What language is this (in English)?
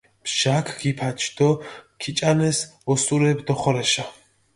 Mingrelian